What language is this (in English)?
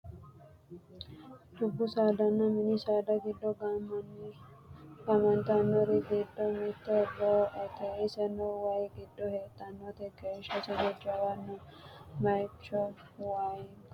Sidamo